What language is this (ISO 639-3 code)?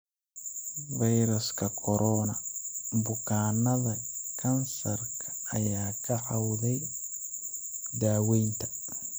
som